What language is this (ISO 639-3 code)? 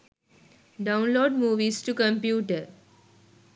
sin